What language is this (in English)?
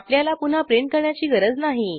Marathi